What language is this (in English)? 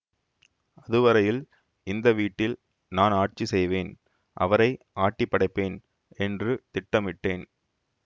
Tamil